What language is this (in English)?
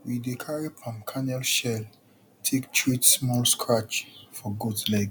Nigerian Pidgin